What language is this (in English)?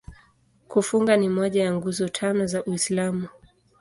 Swahili